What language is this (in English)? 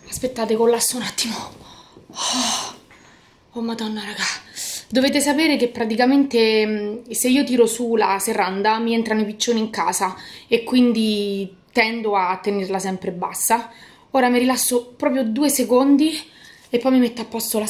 Italian